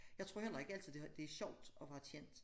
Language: Danish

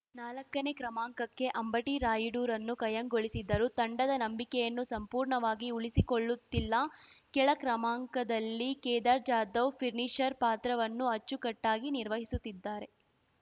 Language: Kannada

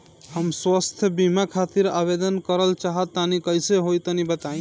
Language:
Bhojpuri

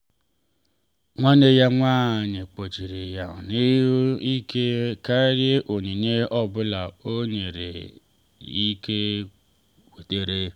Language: Igbo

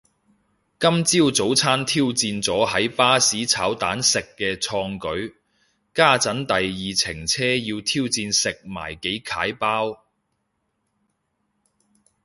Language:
Cantonese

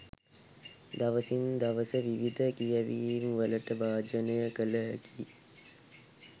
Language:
Sinhala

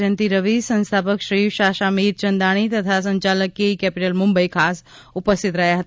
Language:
Gujarati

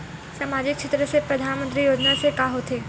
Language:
Chhattisgarhi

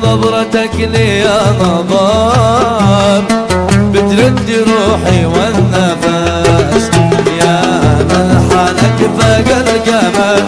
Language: Arabic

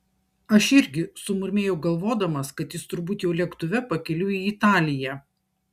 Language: Lithuanian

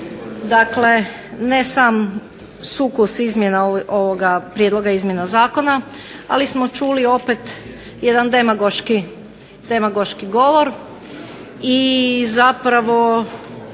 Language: Croatian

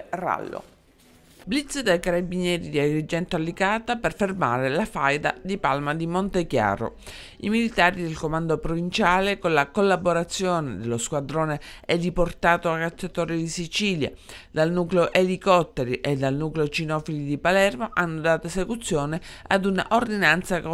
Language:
Italian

